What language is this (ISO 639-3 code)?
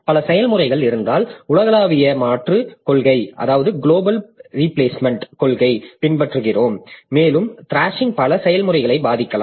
tam